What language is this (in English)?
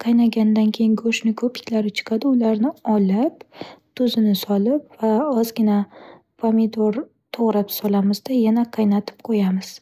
Uzbek